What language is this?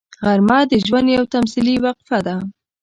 Pashto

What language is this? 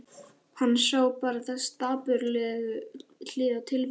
Icelandic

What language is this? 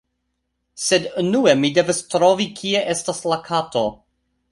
Esperanto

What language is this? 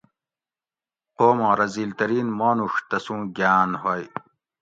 Gawri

